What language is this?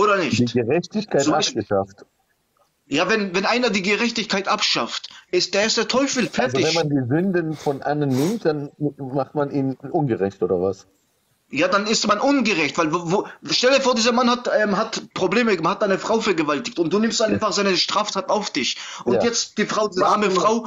German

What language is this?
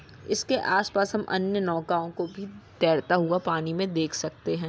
Magahi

